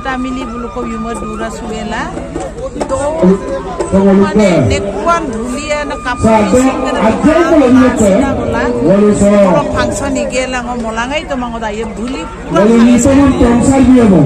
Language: Romanian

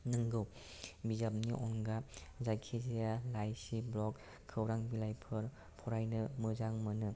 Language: Bodo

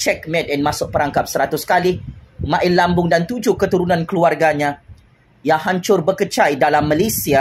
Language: Malay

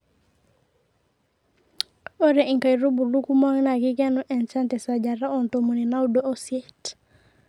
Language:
Masai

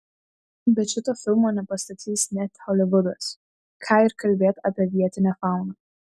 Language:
Lithuanian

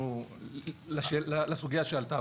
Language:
Hebrew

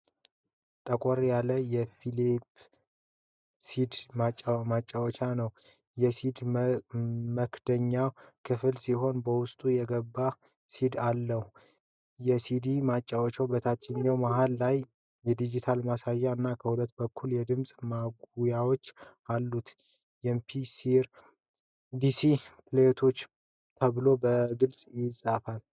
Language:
Amharic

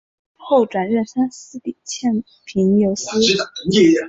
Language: Chinese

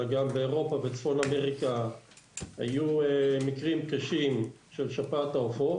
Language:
Hebrew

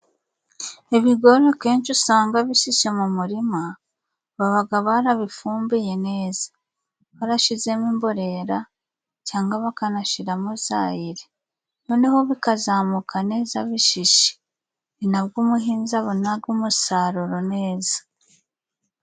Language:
Kinyarwanda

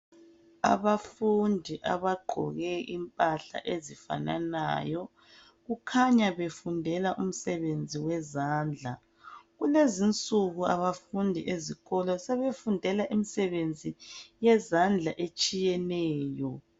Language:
North Ndebele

